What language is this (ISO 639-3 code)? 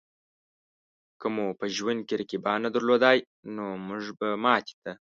pus